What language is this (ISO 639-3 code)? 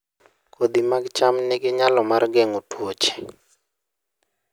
luo